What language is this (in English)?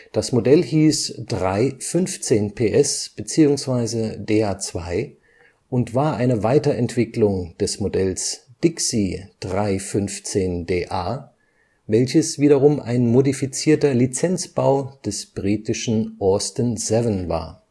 German